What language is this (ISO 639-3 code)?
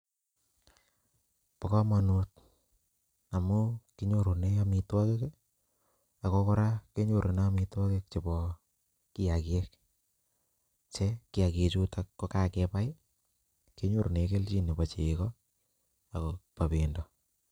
kln